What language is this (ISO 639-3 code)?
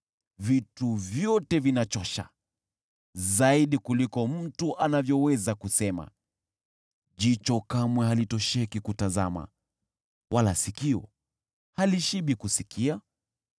swa